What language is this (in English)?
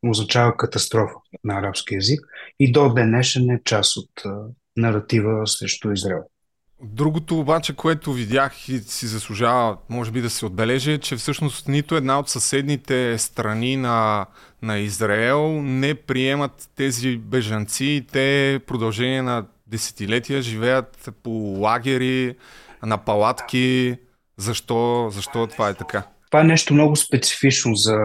Bulgarian